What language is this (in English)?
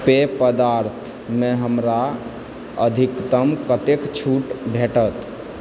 Maithili